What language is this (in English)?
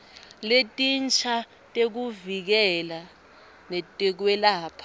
Swati